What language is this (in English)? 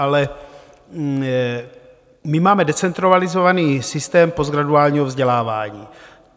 Czech